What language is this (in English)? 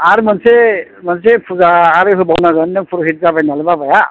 Bodo